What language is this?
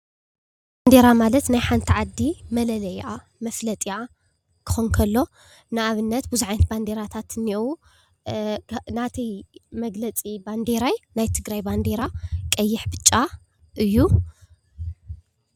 Tigrinya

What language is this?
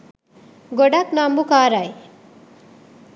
Sinhala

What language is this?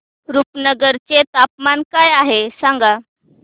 Marathi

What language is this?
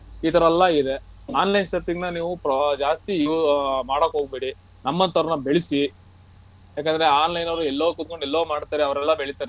Kannada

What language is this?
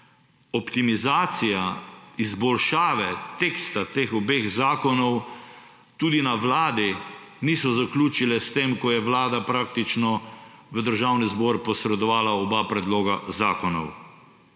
Slovenian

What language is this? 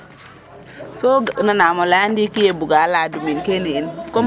Serer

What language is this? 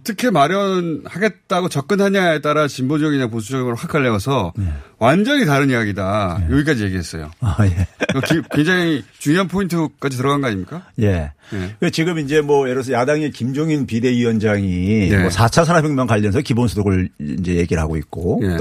Korean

